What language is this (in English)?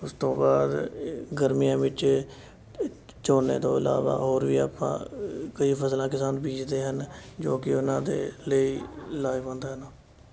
Punjabi